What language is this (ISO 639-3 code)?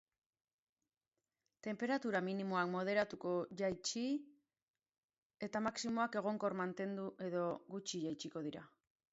eus